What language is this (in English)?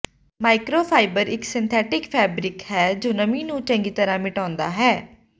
Punjabi